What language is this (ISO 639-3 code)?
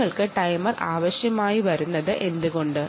mal